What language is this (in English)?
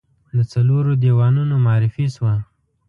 Pashto